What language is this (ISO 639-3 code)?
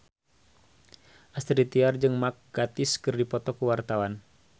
sun